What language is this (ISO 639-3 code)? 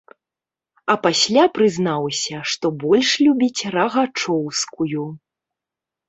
bel